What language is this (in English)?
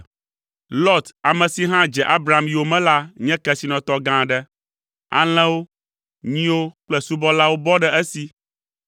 Ewe